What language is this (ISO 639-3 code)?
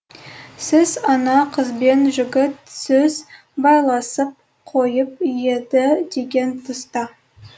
kaz